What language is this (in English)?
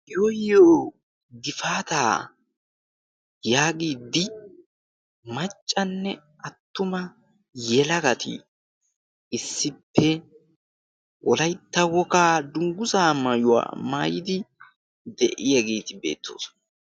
Wolaytta